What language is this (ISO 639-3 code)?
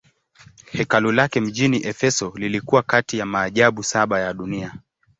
swa